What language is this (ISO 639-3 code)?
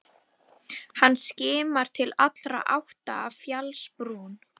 isl